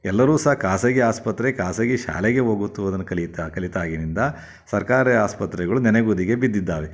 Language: Kannada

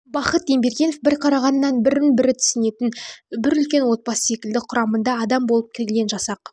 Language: Kazakh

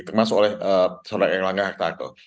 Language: Indonesian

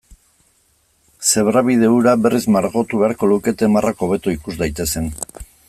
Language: Basque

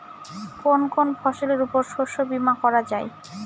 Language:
Bangla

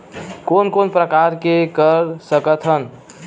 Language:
Chhattisgarhi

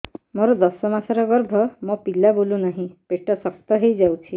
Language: Odia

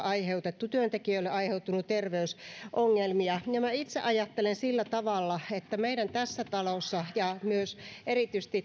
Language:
Finnish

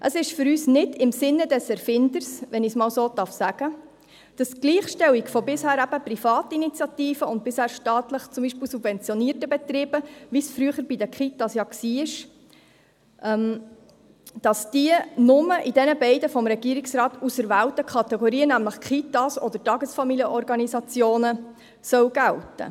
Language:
Swiss German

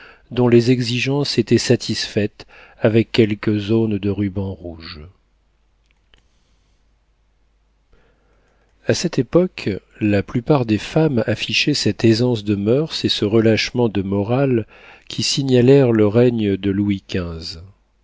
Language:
French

